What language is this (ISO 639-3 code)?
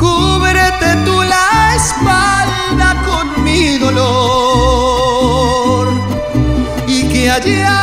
ara